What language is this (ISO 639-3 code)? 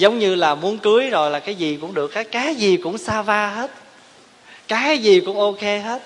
vie